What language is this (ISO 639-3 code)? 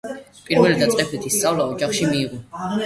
kat